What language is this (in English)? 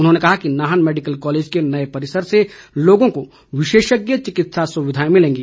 Hindi